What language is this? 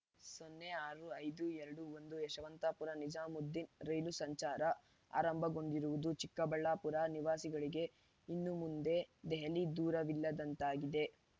Kannada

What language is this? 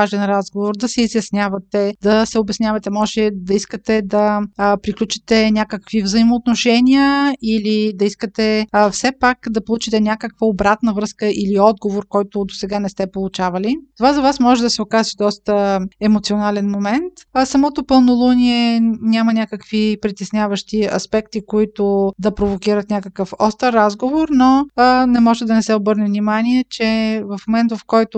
Bulgarian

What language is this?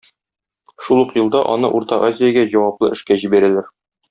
Tatar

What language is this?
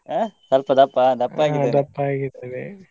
Kannada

